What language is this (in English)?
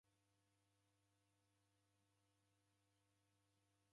Taita